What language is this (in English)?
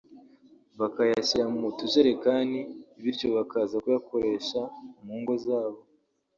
Kinyarwanda